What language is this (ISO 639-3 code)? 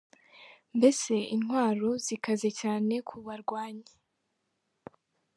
kin